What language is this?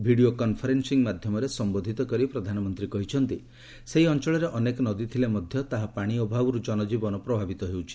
Odia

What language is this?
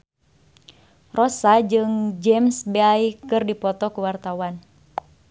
Sundanese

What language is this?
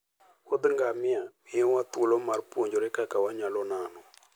Luo (Kenya and Tanzania)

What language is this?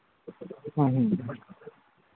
Manipuri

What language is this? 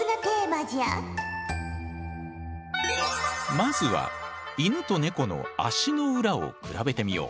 Japanese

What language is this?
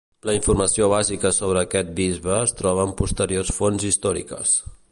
Catalan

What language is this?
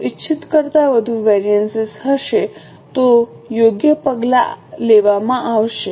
Gujarati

